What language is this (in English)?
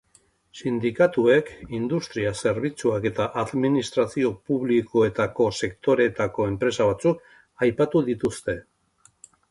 Basque